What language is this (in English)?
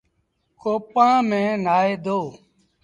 Sindhi Bhil